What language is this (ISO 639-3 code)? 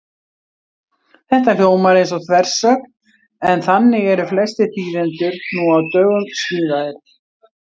isl